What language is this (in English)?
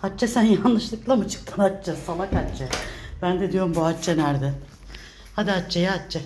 Turkish